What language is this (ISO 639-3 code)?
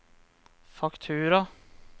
nor